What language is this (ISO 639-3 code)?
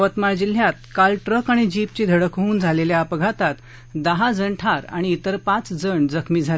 mar